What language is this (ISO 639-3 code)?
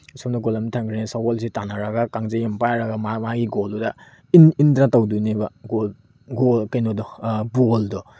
mni